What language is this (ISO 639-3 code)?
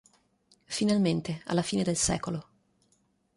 ita